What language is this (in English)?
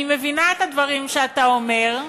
Hebrew